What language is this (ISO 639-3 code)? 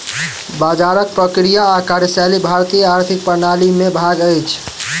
mai